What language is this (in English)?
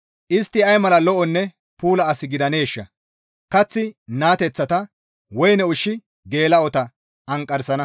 Gamo